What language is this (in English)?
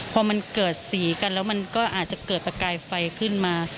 Thai